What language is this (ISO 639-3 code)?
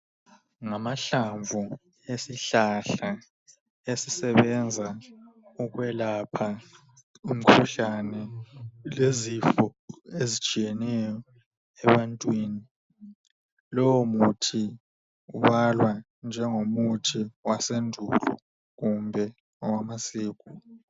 nde